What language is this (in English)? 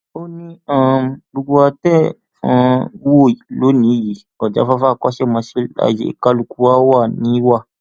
Yoruba